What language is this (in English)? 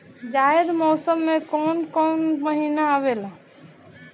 Bhojpuri